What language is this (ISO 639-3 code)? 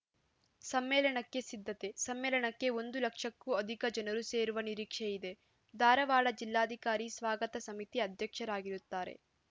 kan